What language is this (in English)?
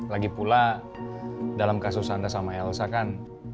Indonesian